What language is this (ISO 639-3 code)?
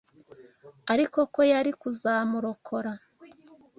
kin